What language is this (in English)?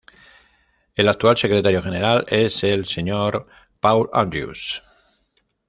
Spanish